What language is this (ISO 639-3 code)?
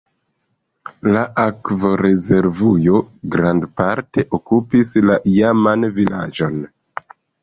epo